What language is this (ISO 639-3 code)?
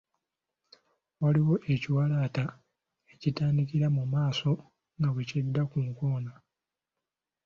lug